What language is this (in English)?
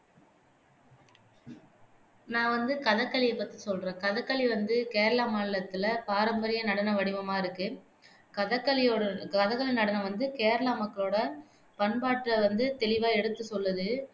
Tamil